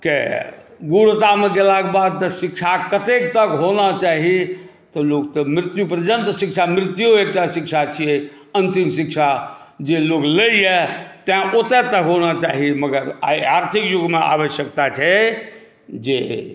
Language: Maithili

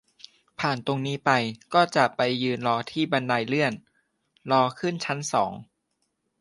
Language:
Thai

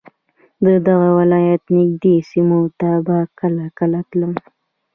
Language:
Pashto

